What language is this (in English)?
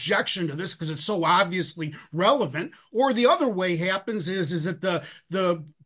English